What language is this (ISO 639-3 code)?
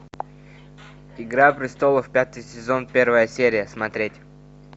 rus